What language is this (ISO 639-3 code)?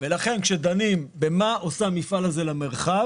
heb